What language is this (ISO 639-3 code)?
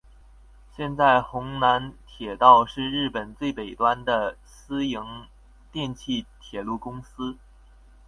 zho